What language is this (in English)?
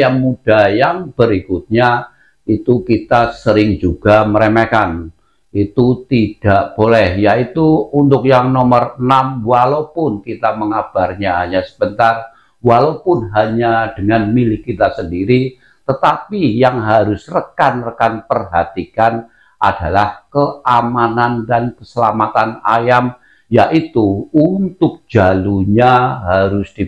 Indonesian